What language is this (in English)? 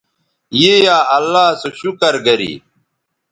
Bateri